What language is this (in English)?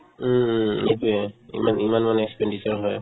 Assamese